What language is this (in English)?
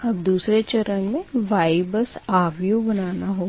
Hindi